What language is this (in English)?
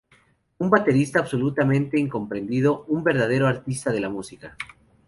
Spanish